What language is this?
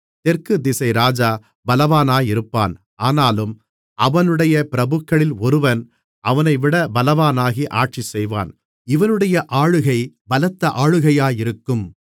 Tamil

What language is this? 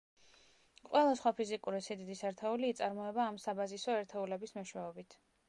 Georgian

